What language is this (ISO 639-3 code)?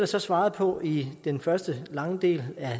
dan